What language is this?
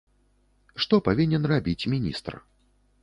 Belarusian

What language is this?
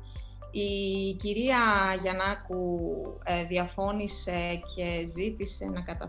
Greek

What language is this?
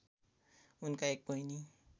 Nepali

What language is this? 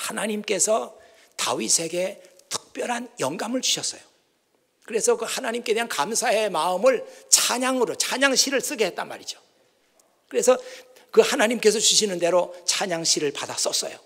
Korean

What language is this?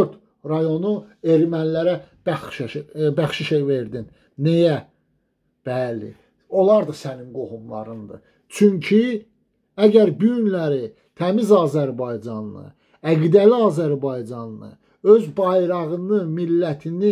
Turkish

